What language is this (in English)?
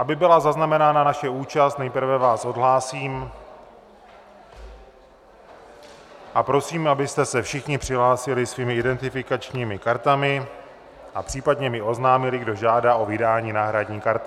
Czech